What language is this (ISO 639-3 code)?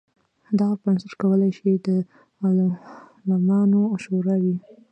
pus